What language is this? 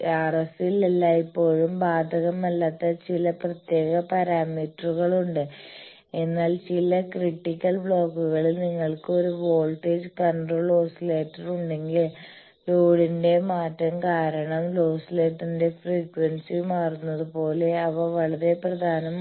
Malayalam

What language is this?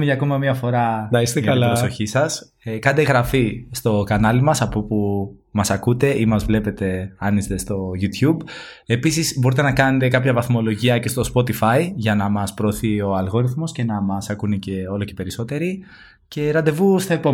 Greek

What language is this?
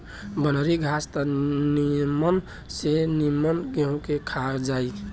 Bhojpuri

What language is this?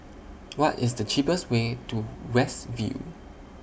English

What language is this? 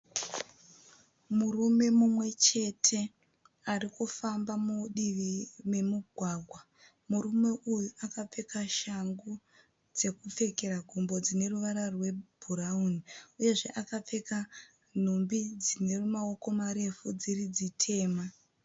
Shona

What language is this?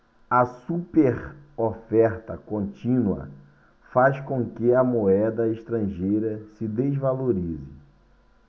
Portuguese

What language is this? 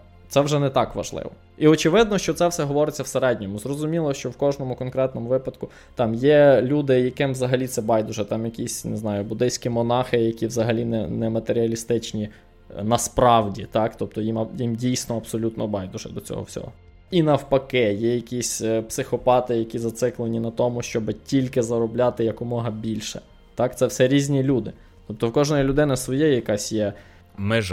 Ukrainian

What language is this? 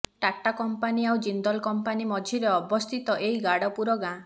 Odia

